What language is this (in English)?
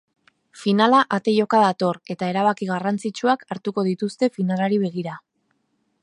Basque